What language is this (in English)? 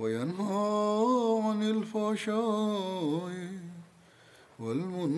Bulgarian